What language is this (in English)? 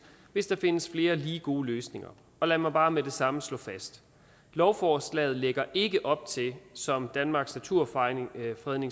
Danish